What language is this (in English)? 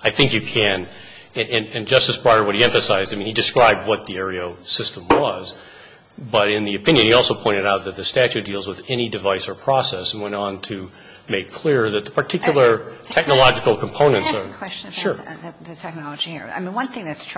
English